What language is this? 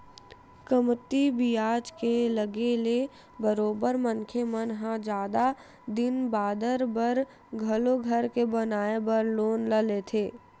Chhattisgarhi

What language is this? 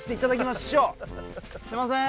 Japanese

